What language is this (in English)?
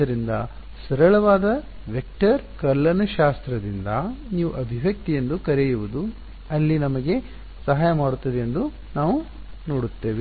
Kannada